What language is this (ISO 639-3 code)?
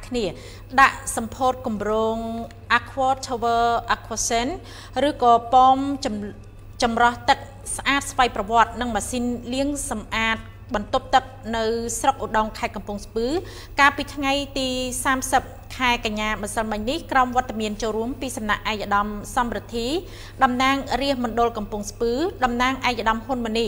tha